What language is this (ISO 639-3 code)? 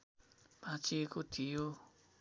nep